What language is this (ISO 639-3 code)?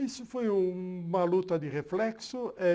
por